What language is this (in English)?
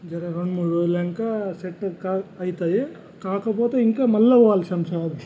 Telugu